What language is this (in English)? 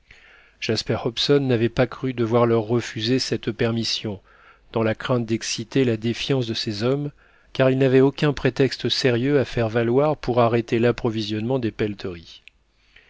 French